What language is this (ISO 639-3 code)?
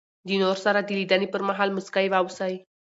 pus